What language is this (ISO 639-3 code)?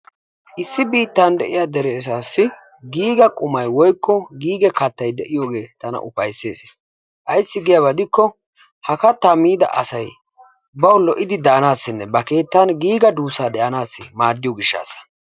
wal